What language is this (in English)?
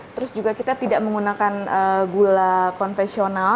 Indonesian